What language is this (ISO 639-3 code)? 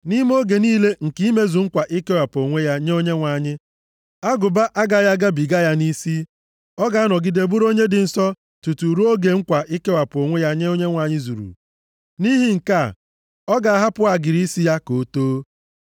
ibo